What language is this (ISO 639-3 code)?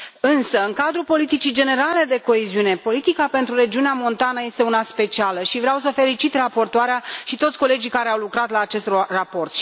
ron